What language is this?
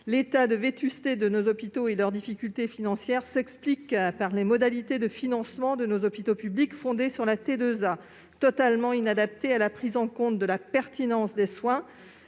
French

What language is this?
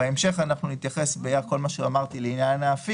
Hebrew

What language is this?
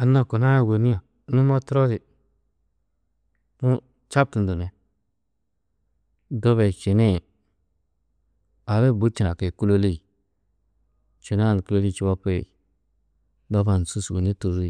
Tedaga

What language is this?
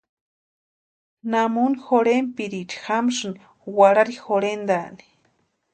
Western Highland Purepecha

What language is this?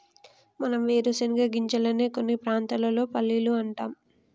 Telugu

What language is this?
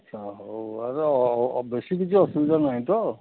Odia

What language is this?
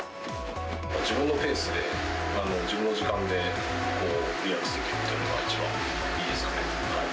Japanese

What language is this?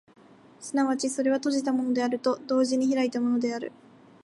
Japanese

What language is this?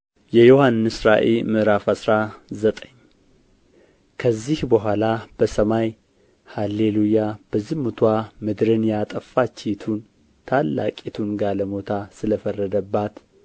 Amharic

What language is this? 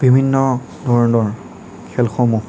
Assamese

